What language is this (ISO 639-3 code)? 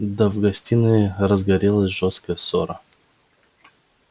rus